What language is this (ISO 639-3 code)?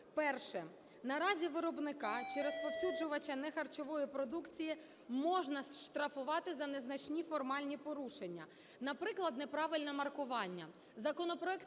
ukr